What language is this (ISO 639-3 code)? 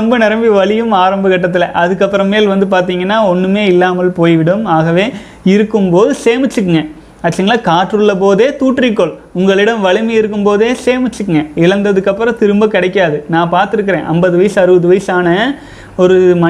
tam